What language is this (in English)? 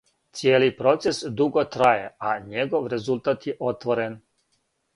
Serbian